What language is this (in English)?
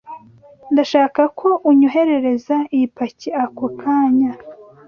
Kinyarwanda